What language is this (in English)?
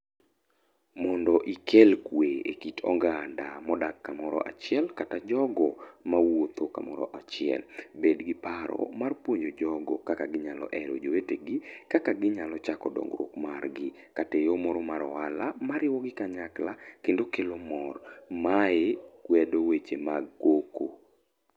Luo (Kenya and Tanzania)